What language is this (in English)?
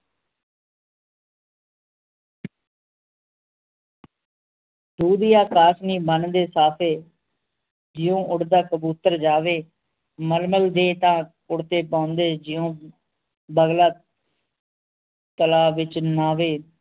Punjabi